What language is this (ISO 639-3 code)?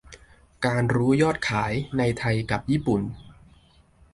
tha